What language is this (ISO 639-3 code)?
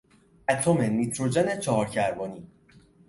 fas